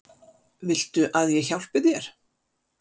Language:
Icelandic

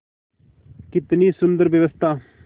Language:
Hindi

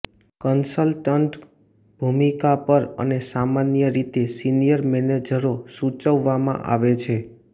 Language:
Gujarati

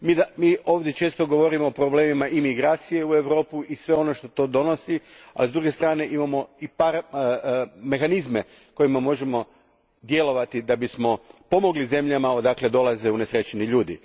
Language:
Croatian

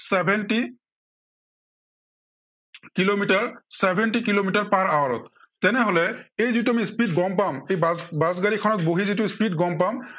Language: Assamese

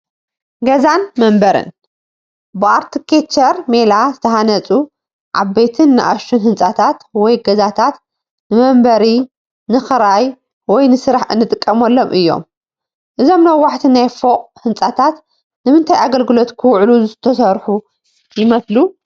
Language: Tigrinya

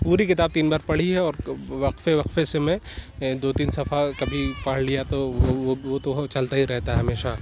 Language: Urdu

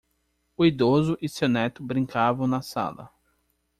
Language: Portuguese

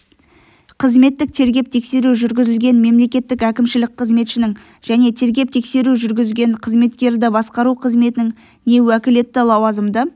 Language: Kazakh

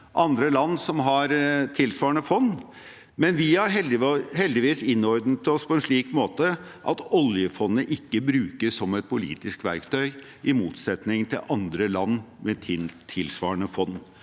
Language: Norwegian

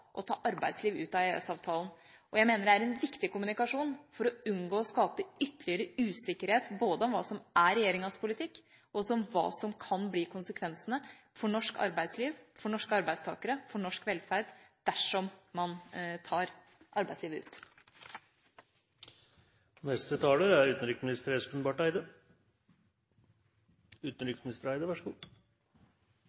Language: Norwegian Bokmål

